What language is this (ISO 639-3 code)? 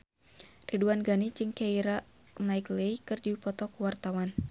sun